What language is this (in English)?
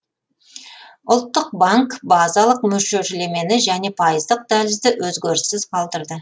Kazakh